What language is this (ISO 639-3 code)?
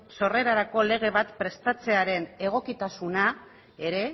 eus